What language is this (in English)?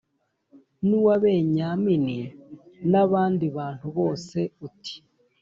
Kinyarwanda